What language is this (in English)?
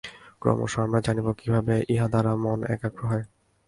Bangla